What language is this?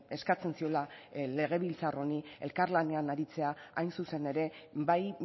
Basque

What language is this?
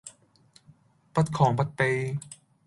Cantonese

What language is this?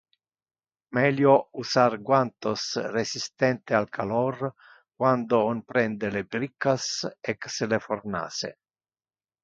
Interlingua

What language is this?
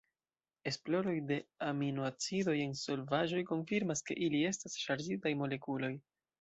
Esperanto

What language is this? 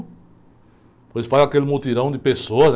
Portuguese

